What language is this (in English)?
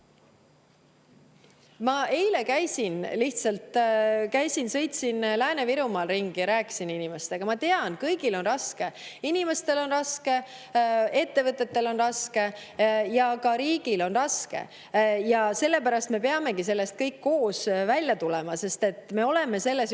Estonian